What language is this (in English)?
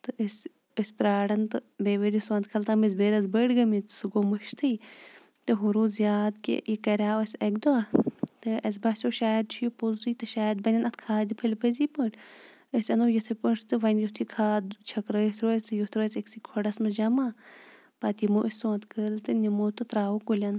Kashmiri